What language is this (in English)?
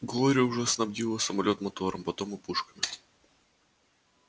Russian